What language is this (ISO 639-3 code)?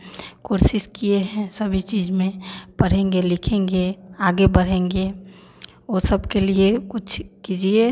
hin